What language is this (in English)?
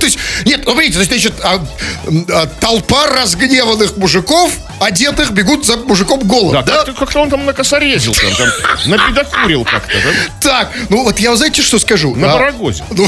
Russian